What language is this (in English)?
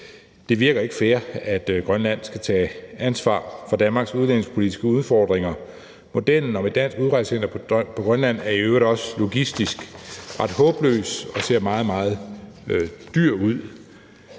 Danish